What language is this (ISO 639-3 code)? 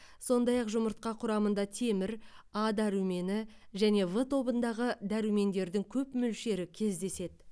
kaz